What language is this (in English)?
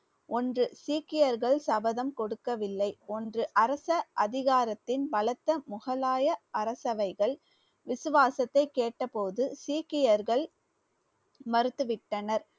Tamil